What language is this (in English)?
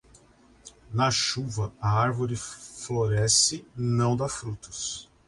Portuguese